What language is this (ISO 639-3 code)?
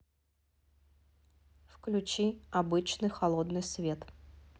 rus